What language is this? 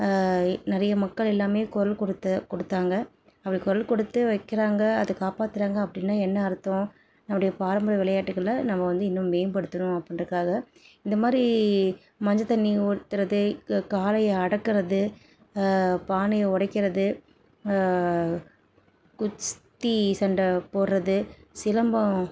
Tamil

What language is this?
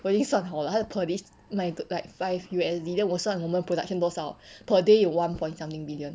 English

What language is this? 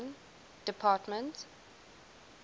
English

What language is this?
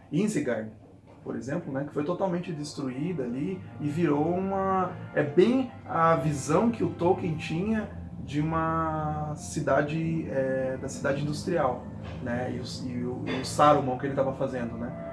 Portuguese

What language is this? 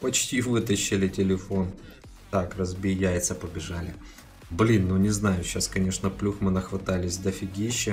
Russian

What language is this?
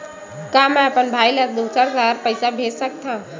Chhattisgarhi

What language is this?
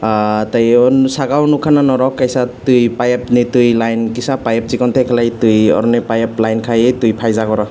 Kok Borok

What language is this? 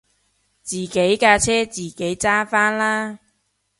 Cantonese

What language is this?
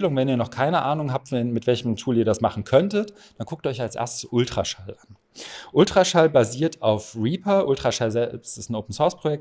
German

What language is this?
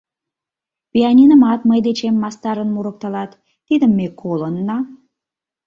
Mari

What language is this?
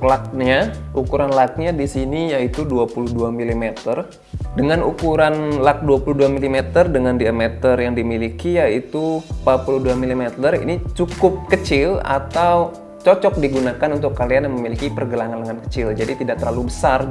Indonesian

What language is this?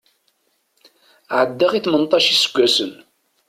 Kabyle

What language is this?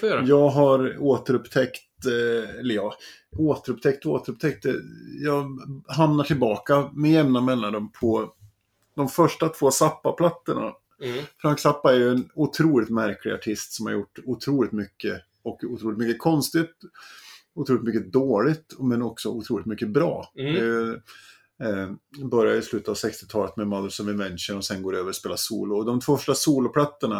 Swedish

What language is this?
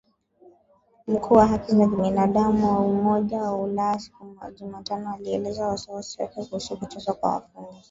Swahili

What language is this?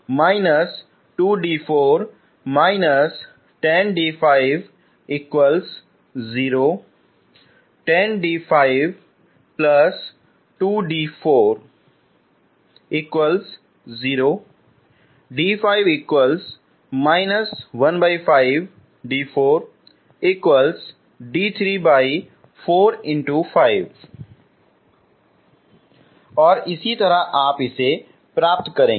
Hindi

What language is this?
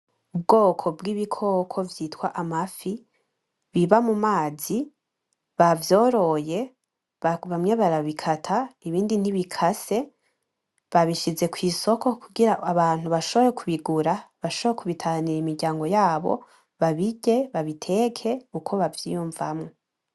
Rundi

